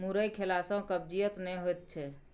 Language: Maithili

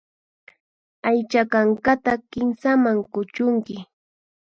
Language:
Puno Quechua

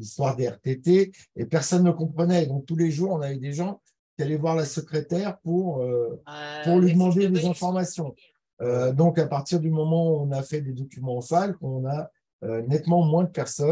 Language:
French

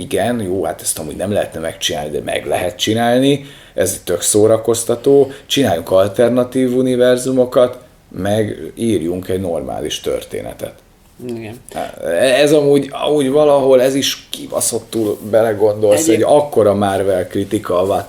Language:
Hungarian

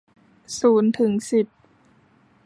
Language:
Thai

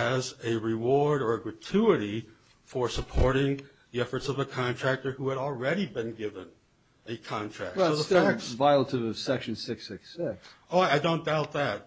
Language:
English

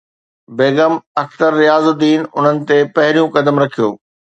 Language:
Sindhi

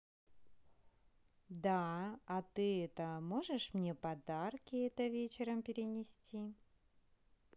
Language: Russian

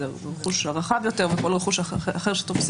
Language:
Hebrew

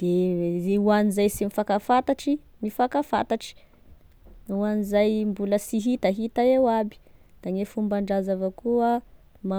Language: Tesaka Malagasy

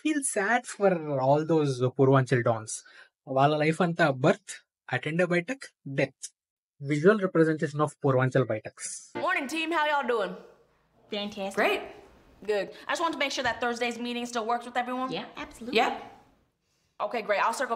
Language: Telugu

